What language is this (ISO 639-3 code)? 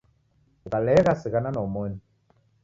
dav